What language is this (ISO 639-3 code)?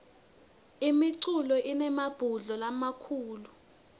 ssw